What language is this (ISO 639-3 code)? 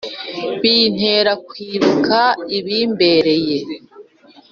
kin